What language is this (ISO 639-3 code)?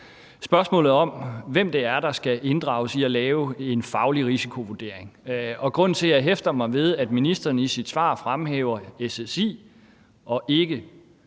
dan